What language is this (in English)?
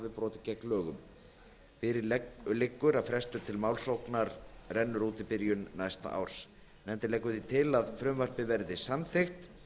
Icelandic